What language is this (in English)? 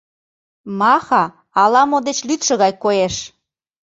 Mari